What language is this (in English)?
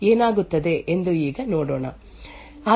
Kannada